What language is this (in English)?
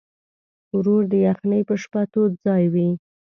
Pashto